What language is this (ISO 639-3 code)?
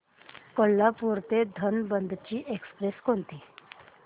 mar